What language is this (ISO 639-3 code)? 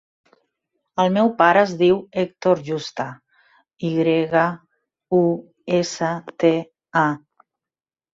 cat